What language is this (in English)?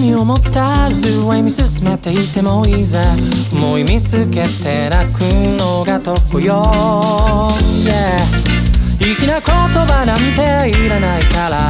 Japanese